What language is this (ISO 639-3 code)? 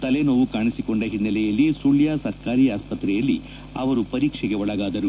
kan